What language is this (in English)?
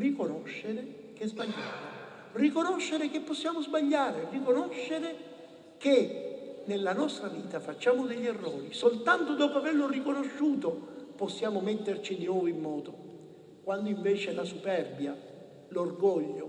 Italian